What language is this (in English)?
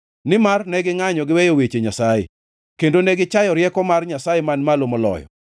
Luo (Kenya and Tanzania)